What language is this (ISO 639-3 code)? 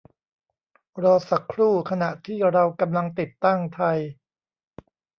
tha